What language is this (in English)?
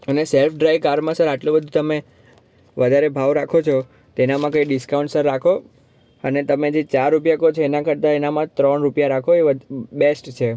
Gujarati